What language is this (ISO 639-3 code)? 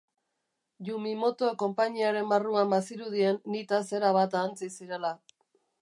eus